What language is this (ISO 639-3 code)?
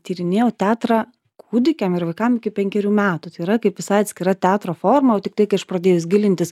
lit